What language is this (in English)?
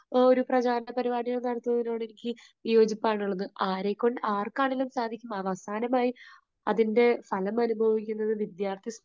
Malayalam